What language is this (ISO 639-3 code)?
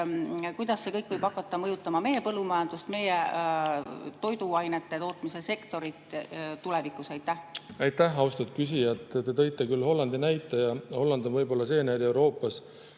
est